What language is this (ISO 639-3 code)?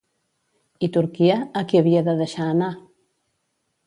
cat